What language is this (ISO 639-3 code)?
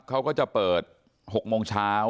tha